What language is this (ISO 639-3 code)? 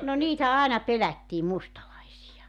fin